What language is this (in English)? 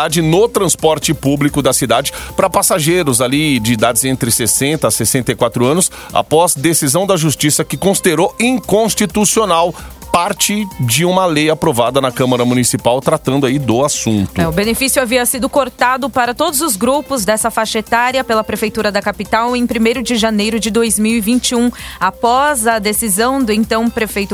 Portuguese